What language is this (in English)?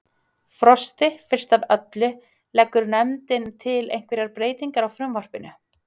Icelandic